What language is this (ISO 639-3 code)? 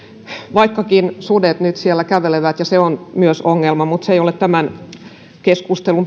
fin